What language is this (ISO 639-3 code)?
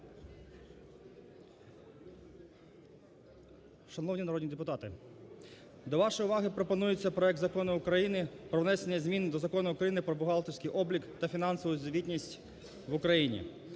ukr